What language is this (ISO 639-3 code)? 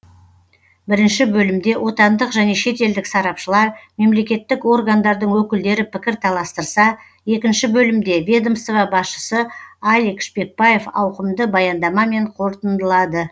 kaz